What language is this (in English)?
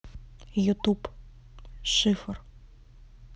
Russian